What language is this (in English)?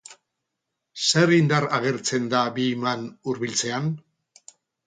Basque